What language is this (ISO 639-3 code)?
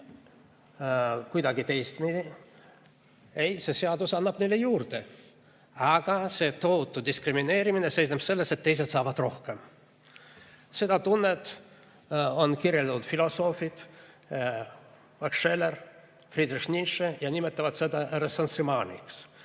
est